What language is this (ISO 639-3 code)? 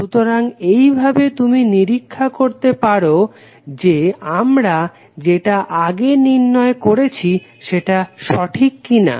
ben